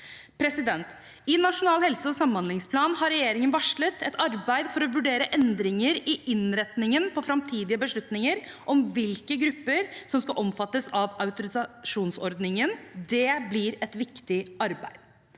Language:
Norwegian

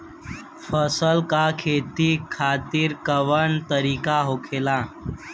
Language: Bhojpuri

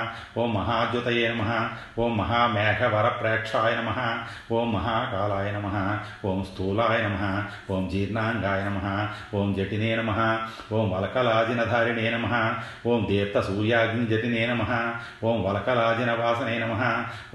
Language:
Telugu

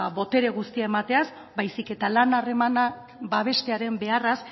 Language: Basque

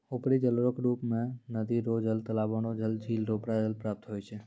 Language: Maithili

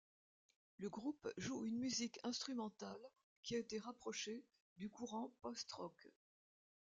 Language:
French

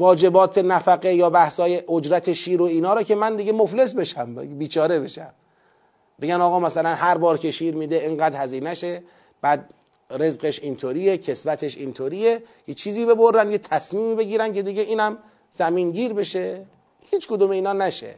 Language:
Persian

